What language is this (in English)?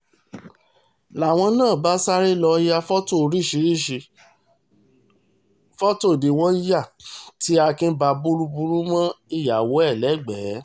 Yoruba